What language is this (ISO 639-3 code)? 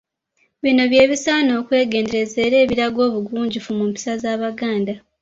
lug